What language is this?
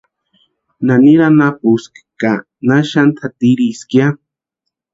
Western Highland Purepecha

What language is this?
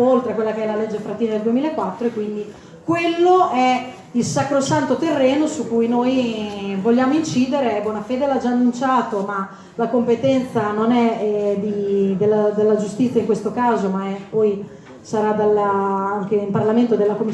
Italian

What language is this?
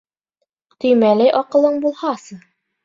Bashkir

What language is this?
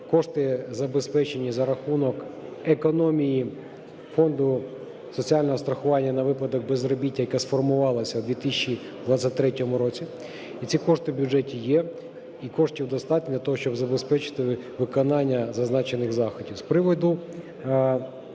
Ukrainian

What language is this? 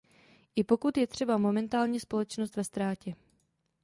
Czech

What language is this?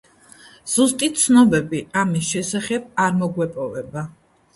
Georgian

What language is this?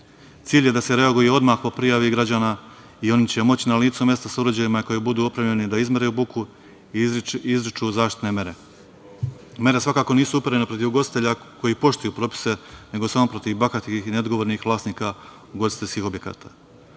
Serbian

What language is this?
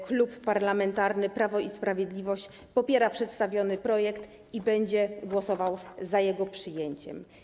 Polish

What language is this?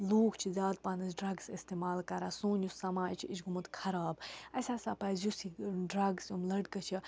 Kashmiri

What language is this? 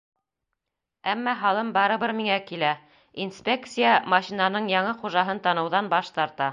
Bashkir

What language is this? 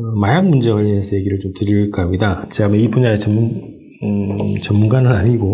Korean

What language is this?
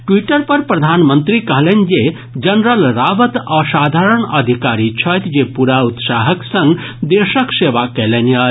Maithili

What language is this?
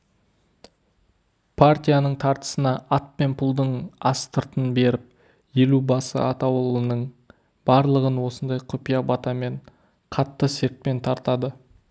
Kazakh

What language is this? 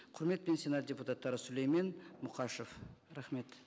Kazakh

